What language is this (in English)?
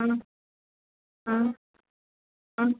Tamil